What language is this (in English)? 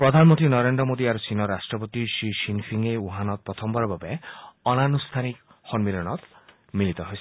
Assamese